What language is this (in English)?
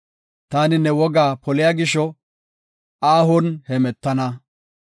Gofa